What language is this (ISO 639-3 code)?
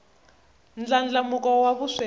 tso